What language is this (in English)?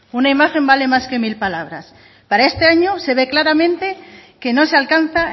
Spanish